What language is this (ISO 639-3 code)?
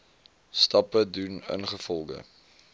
afr